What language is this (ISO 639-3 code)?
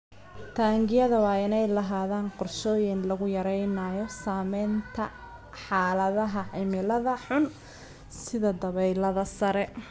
som